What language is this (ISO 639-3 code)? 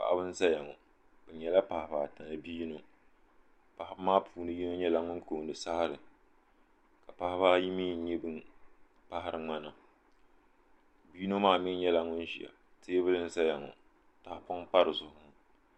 dag